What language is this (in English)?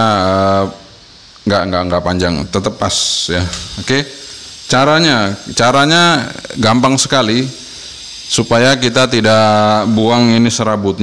Indonesian